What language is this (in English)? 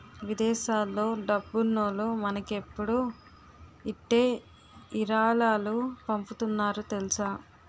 Telugu